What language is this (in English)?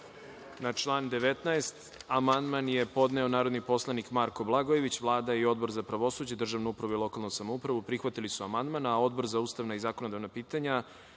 Serbian